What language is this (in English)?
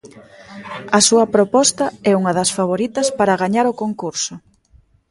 Galician